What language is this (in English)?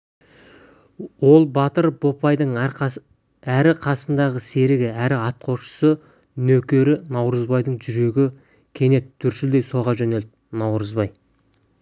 Kazakh